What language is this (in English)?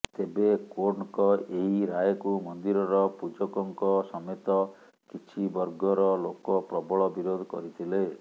Odia